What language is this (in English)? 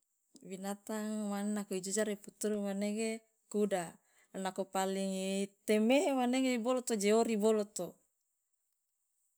Loloda